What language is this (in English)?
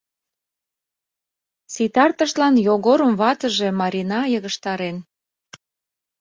Mari